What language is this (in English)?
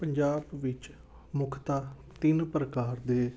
Punjabi